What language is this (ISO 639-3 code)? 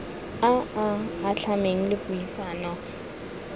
tsn